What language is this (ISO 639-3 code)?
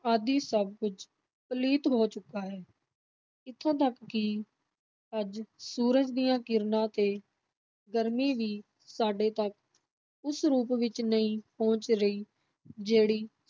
pan